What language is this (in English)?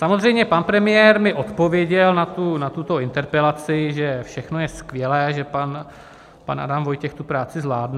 Czech